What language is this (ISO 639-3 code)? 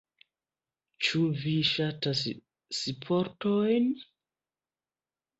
epo